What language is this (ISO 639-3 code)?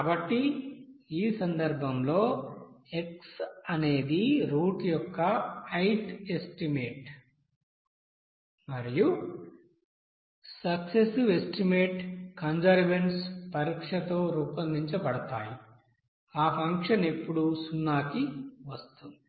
tel